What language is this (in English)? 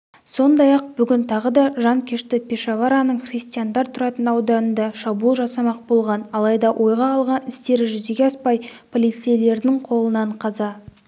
Kazakh